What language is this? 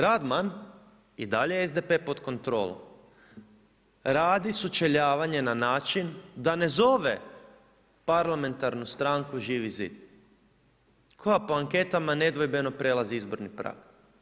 Croatian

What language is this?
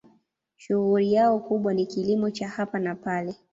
Swahili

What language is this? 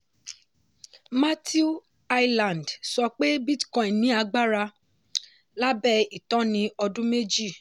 Yoruba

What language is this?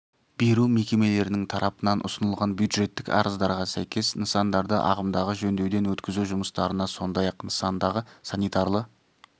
Kazakh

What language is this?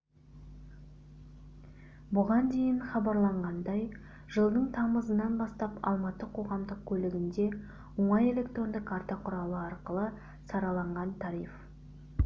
Kazakh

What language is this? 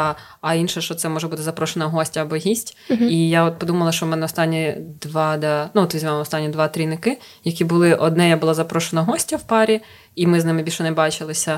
Ukrainian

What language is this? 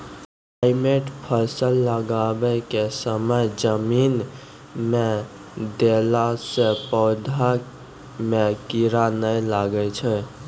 Maithili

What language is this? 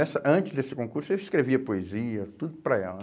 Portuguese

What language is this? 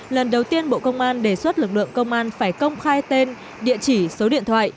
Vietnamese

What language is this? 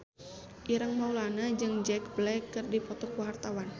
Sundanese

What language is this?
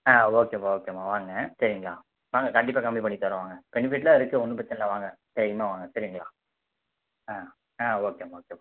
Tamil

